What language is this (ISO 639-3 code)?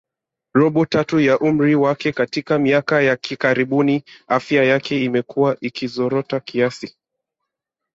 swa